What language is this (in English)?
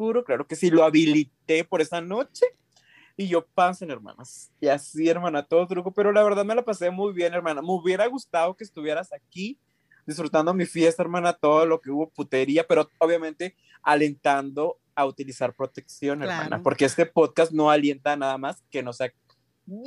Spanish